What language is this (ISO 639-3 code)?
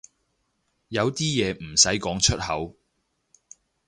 yue